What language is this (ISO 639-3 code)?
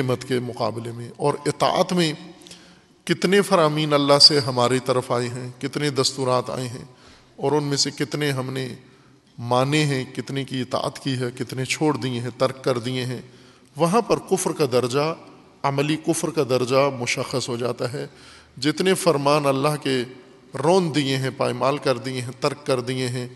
urd